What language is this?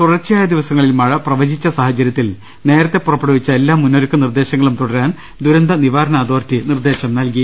Malayalam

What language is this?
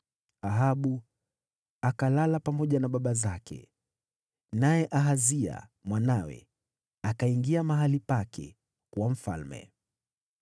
Swahili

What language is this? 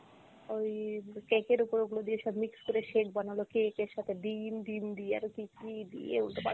Bangla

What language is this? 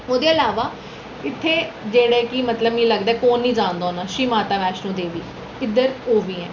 Dogri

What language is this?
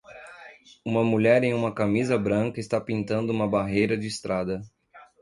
Portuguese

